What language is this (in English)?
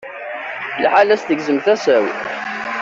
Kabyle